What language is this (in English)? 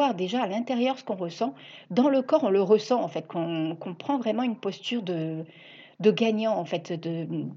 French